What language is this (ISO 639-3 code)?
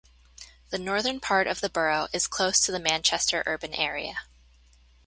eng